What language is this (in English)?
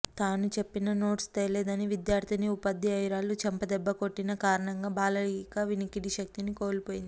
Telugu